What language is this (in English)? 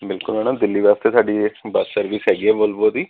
Punjabi